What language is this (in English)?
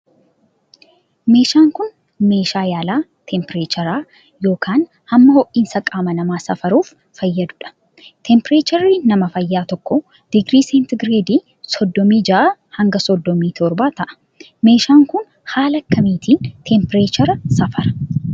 Oromo